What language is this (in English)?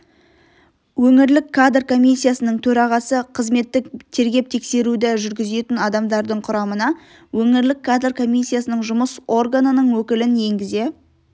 Kazakh